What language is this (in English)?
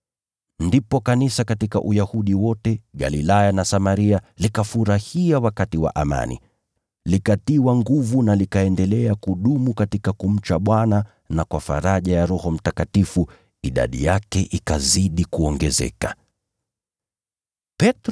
Swahili